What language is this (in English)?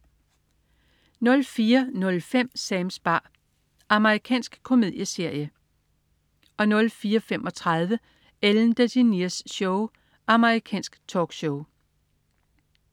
Danish